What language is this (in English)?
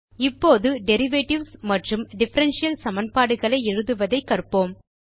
Tamil